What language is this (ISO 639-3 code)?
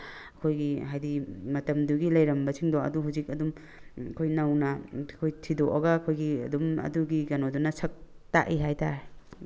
mni